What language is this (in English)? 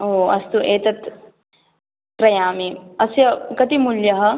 Sanskrit